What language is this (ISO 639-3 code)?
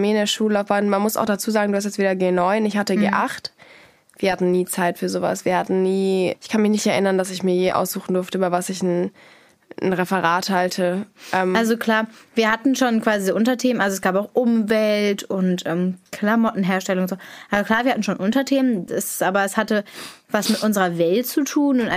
deu